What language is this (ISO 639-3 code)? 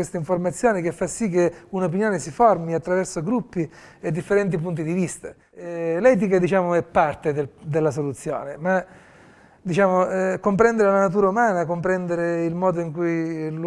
ita